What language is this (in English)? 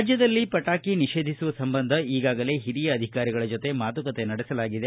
Kannada